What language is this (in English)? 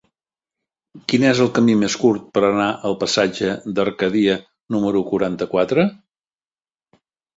Catalan